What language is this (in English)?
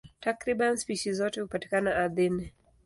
Swahili